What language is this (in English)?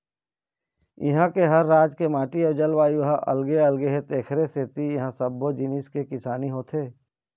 Chhattisgarhi